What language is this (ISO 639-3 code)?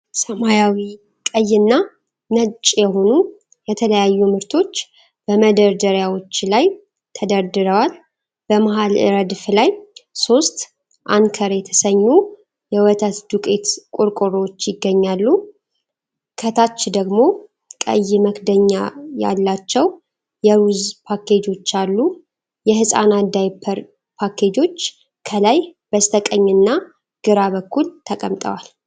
amh